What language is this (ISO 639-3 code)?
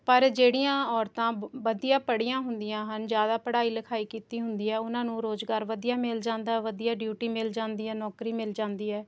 pan